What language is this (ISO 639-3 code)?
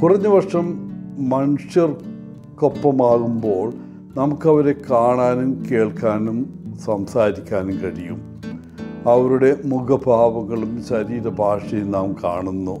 mal